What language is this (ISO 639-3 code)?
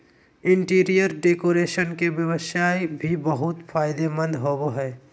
mag